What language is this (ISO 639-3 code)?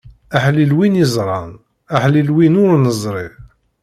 kab